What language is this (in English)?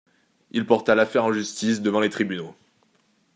French